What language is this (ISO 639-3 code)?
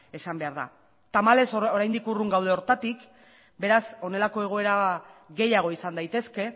eus